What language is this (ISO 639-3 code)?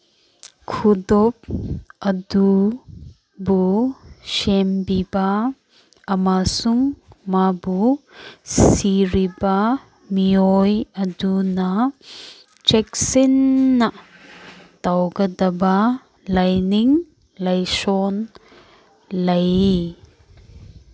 mni